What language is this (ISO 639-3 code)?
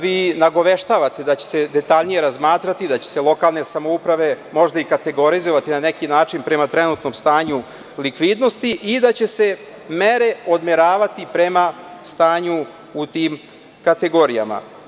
srp